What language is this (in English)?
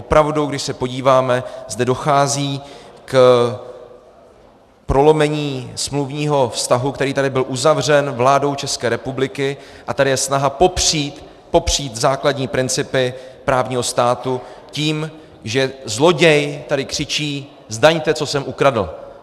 Czech